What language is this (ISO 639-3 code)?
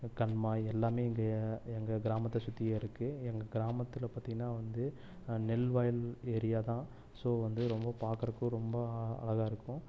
tam